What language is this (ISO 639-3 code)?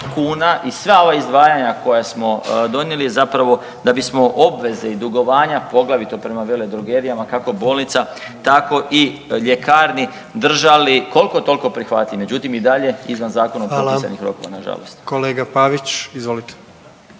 hrv